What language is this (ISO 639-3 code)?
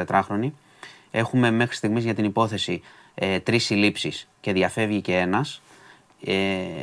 ell